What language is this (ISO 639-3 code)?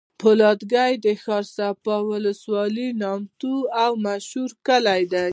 pus